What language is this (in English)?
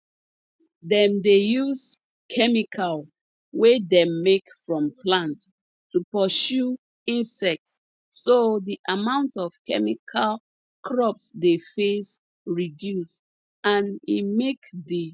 Nigerian Pidgin